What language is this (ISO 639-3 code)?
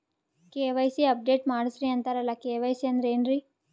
kan